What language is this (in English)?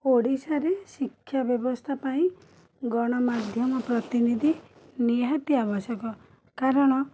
Odia